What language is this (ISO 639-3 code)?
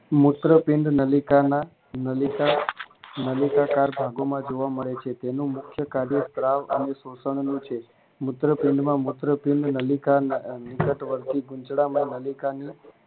guj